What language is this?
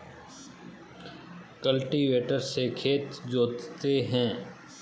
Hindi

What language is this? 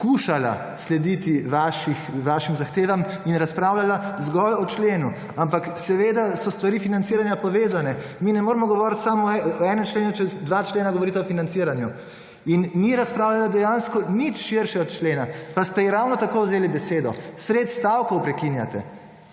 Slovenian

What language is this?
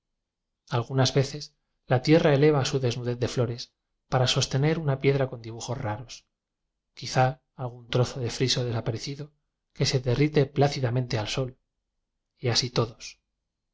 Spanish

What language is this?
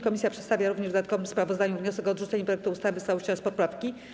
Polish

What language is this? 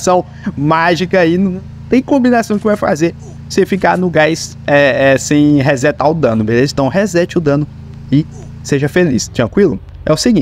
Portuguese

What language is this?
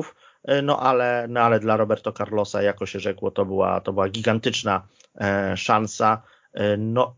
Polish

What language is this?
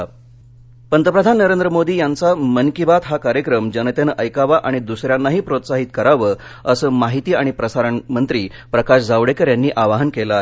Marathi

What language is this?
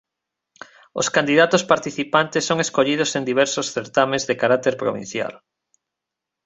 Galician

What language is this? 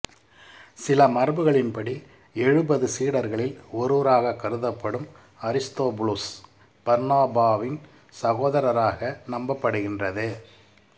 Tamil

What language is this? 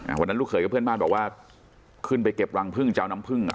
Thai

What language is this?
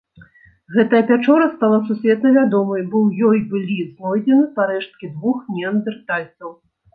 Belarusian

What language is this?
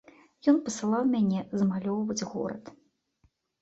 Belarusian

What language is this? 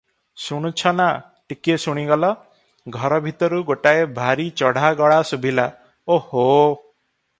Odia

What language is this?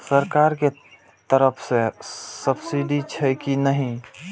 Maithili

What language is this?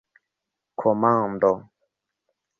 Esperanto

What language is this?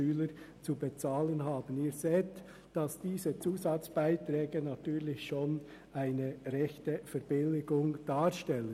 Swiss German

